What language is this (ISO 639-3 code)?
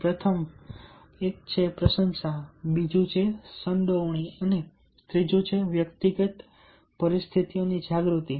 guj